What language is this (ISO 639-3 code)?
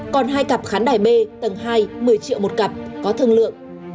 vie